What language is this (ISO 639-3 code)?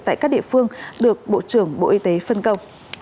vie